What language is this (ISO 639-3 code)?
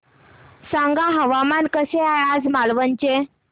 mar